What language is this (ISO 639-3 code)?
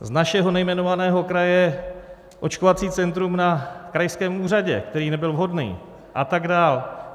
ces